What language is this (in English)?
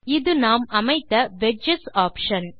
Tamil